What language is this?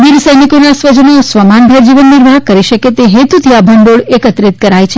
Gujarati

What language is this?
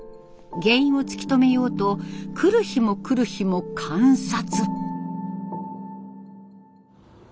Japanese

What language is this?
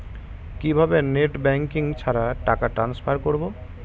Bangla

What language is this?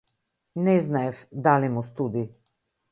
Macedonian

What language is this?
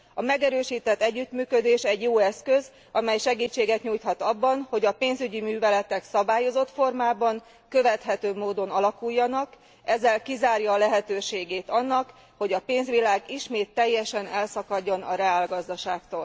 Hungarian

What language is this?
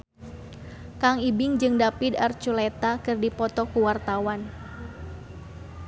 Sundanese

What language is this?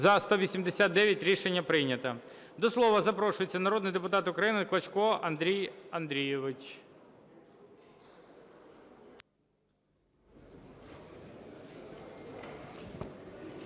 Ukrainian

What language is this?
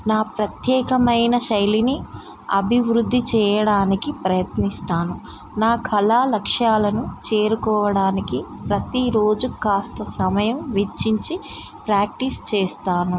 Telugu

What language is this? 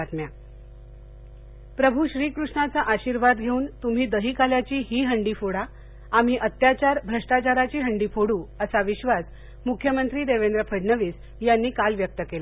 Marathi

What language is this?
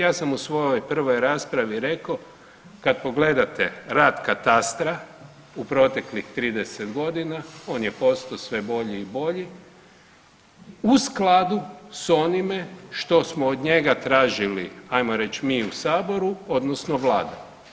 Croatian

